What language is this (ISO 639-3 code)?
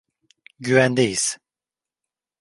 tur